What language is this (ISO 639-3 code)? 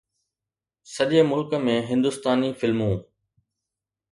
snd